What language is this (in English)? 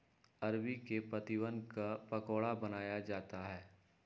Magahi